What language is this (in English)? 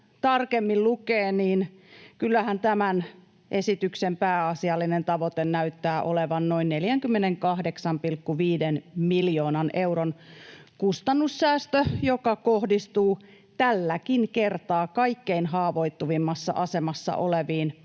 Finnish